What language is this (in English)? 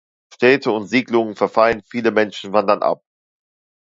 German